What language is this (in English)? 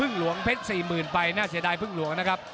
Thai